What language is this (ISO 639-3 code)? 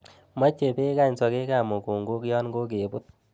kln